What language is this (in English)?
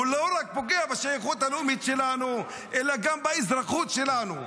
Hebrew